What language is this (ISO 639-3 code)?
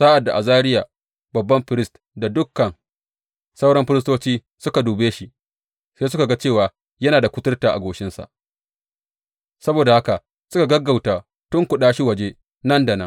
hau